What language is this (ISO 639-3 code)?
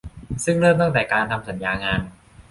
tha